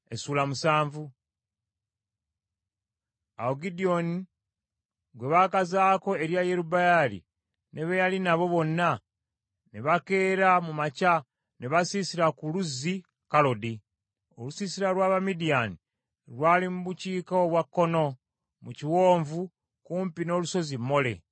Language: Ganda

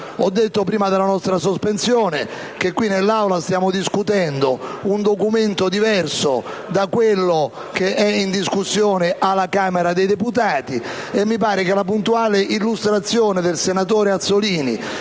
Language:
Italian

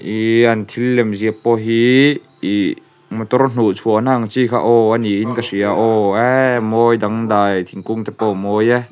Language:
Mizo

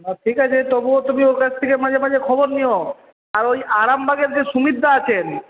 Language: Bangla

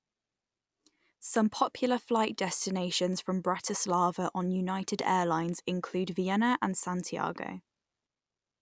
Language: English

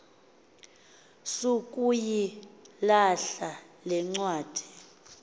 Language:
Xhosa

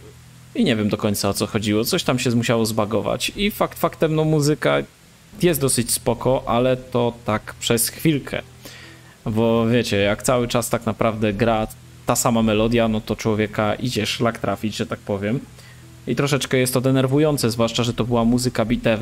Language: Polish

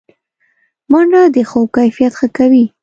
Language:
Pashto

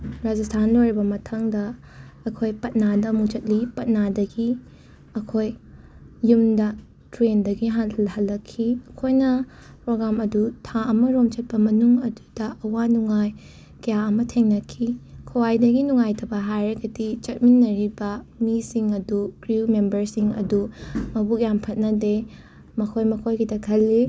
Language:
Manipuri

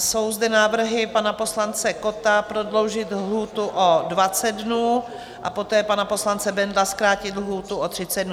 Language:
Czech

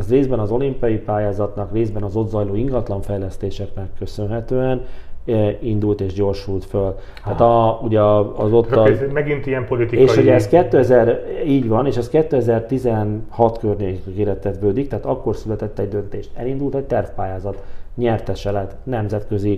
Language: Hungarian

